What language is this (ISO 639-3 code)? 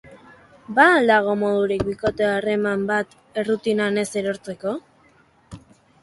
eus